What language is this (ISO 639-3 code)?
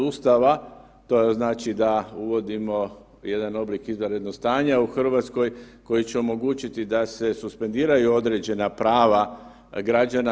hrv